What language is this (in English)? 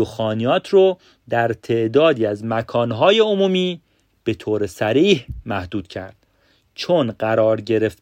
Persian